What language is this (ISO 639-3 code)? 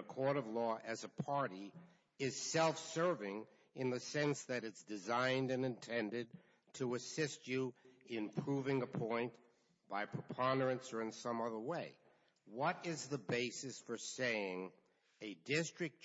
eng